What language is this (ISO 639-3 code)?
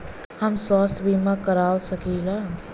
bho